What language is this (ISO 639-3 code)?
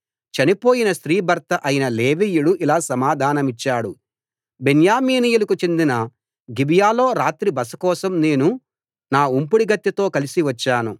tel